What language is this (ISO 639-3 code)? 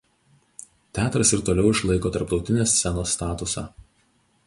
lit